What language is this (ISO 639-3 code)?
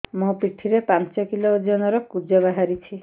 ori